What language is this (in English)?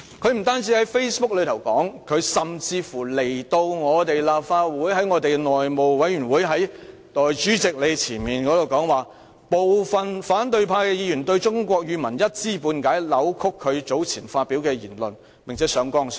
Cantonese